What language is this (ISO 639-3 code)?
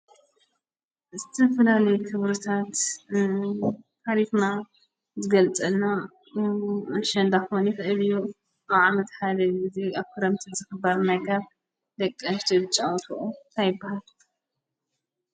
tir